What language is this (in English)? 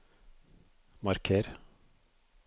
Norwegian